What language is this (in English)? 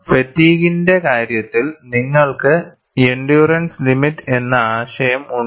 Malayalam